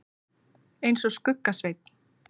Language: Icelandic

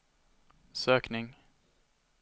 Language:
Swedish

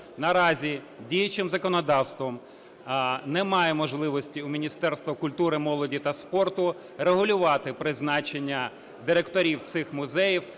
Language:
Ukrainian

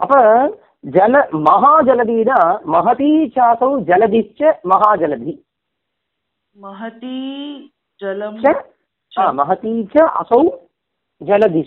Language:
Tamil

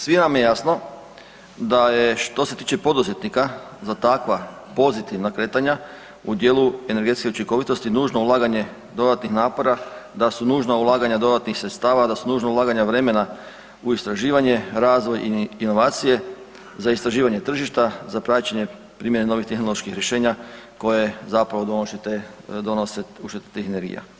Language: Croatian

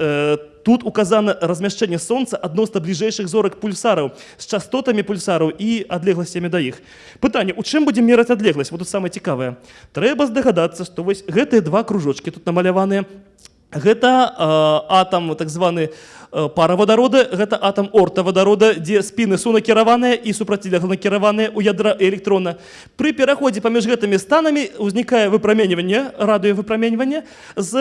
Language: Russian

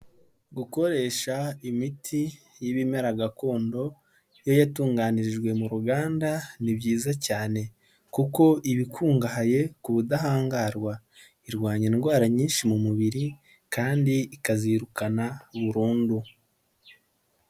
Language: Kinyarwanda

